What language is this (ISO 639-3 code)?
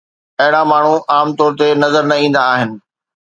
snd